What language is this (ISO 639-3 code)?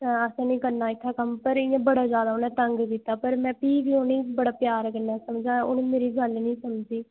doi